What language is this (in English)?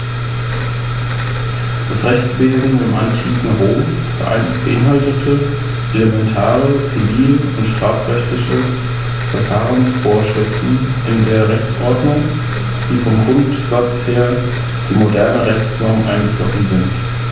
German